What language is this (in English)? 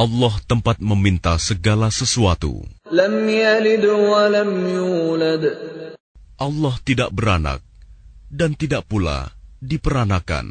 Malay